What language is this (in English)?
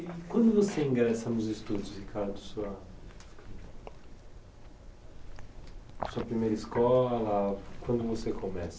Portuguese